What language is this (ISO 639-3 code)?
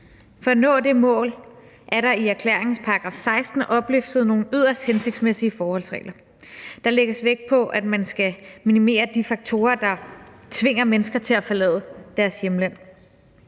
dan